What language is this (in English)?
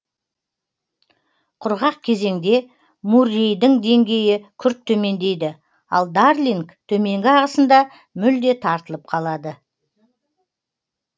Kazakh